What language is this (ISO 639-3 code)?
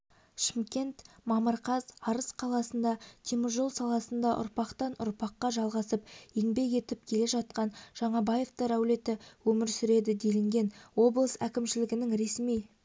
kaz